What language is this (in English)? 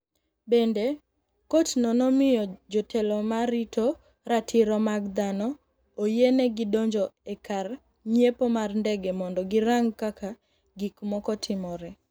Luo (Kenya and Tanzania)